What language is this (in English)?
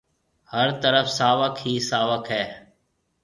Marwari (Pakistan)